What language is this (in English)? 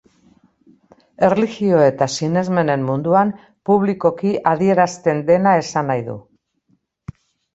Basque